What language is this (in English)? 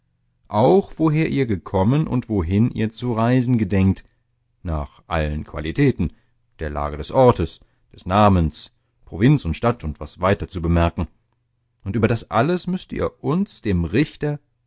German